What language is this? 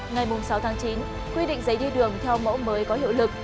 Vietnamese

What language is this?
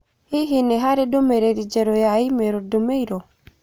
Kikuyu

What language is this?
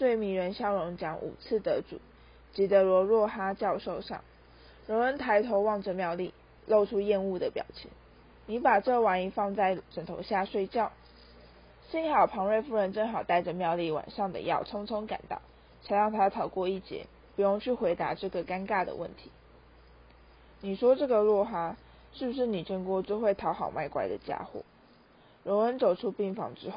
Chinese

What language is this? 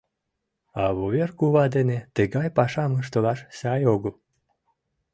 Mari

